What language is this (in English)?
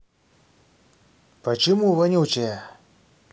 Russian